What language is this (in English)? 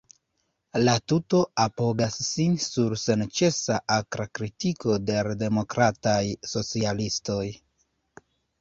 Esperanto